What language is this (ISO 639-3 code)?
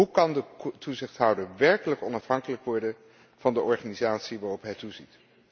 nld